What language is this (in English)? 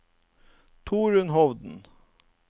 Norwegian